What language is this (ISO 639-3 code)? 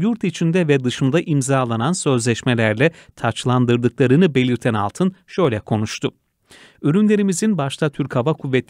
tur